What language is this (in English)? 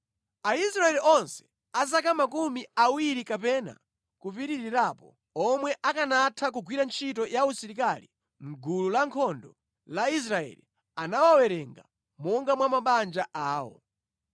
Nyanja